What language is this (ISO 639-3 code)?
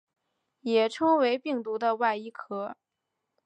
zho